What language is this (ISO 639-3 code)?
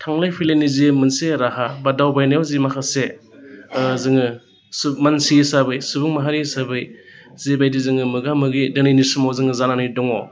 brx